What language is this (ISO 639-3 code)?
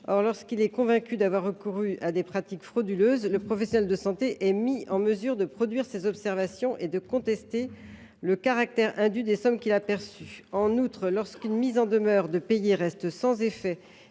fra